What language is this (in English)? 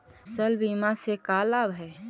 Magahi